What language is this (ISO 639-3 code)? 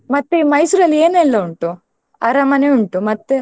kan